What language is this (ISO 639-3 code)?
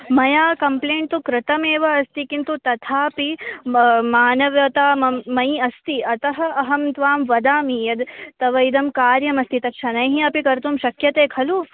san